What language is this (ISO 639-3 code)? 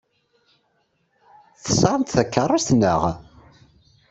kab